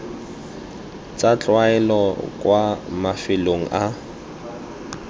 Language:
Tswana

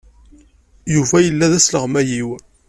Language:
Kabyle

